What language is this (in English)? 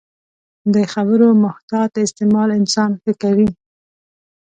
Pashto